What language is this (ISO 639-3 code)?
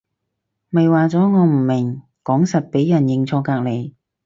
yue